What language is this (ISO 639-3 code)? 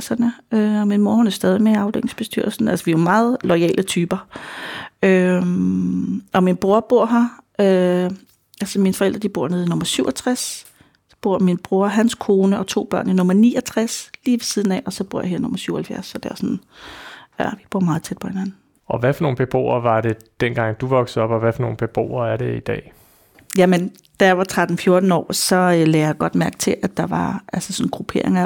dan